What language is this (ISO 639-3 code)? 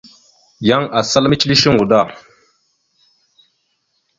mxu